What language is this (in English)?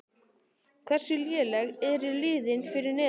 Icelandic